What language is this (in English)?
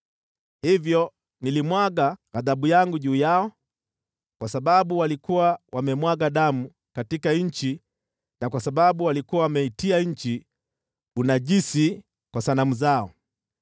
Swahili